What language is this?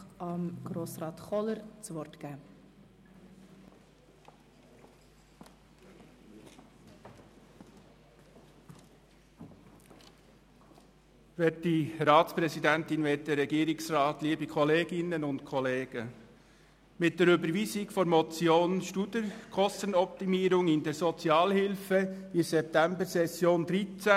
Swiss German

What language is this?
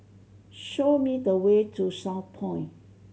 English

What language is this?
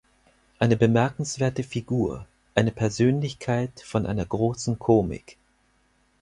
German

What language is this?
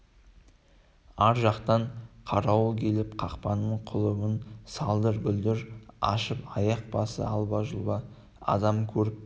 Kazakh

